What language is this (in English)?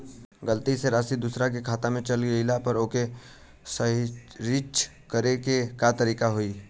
Bhojpuri